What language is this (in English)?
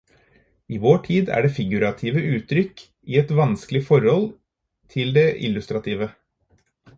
Norwegian Bokmål